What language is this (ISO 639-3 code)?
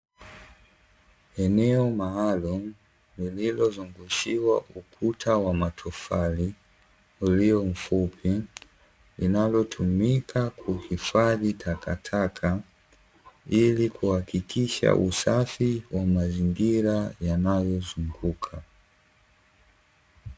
swa